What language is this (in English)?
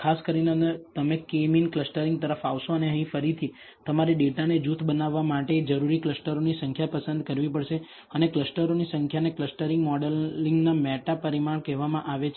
Gujarati